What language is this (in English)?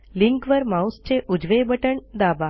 Marathi